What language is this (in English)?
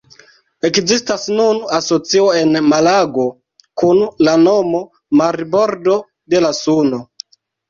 Esperanto